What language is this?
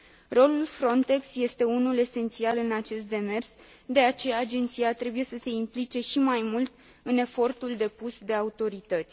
Romanian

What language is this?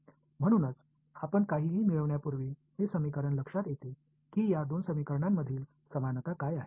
Marathi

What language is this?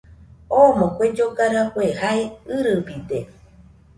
Nüpode Huitoto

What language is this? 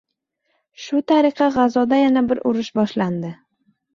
Uzbek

